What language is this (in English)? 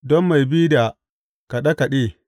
Hausa